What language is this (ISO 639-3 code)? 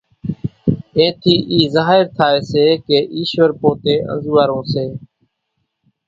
gjk